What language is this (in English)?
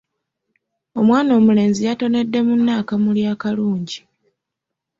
Ganda